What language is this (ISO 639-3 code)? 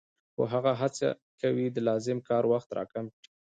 pus